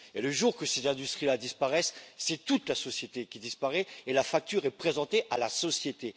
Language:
French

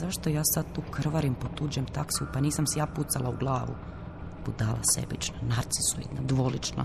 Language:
Croatian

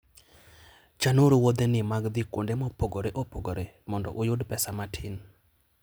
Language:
Luo (Kenya and Tanzania)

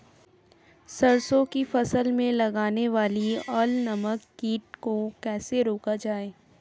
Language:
Hindi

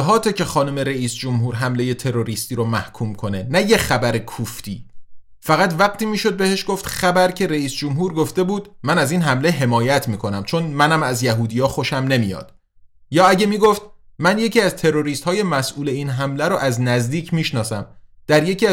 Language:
Persian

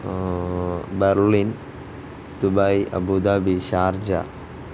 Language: Malayalam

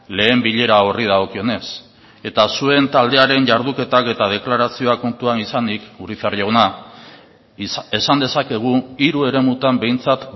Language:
Basque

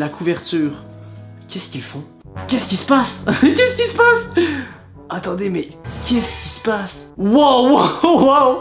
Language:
French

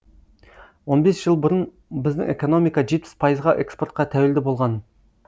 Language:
Kazakh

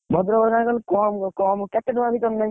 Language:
Odia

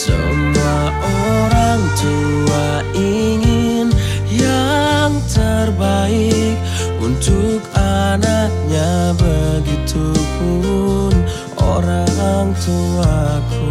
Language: Indonesian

